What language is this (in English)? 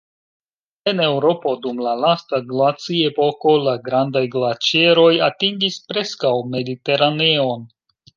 Esperanto